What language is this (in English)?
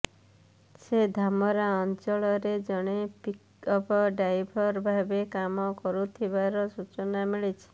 Odia